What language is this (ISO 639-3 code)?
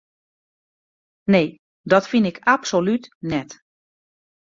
fry